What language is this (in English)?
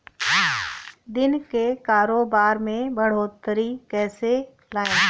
Hindi